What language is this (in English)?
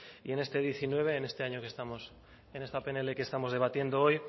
Spanish